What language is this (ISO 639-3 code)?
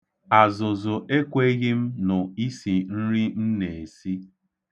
ibo